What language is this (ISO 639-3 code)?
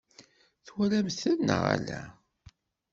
kab